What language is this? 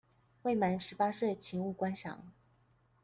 Chinese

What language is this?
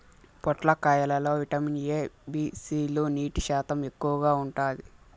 Telugu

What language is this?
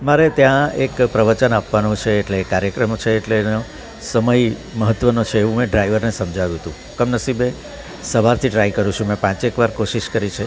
Gujarati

